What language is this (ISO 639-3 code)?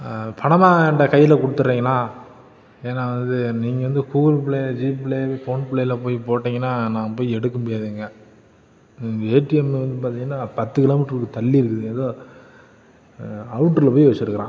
tam